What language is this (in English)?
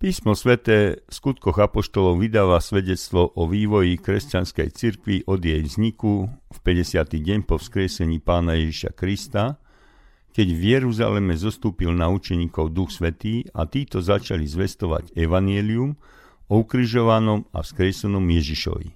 Slovak